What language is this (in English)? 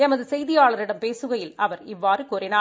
Tamil